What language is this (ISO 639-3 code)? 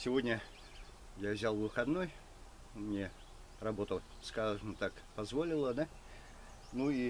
rus